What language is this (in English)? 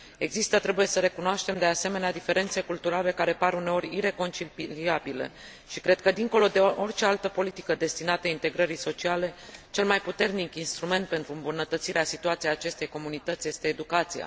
Romanian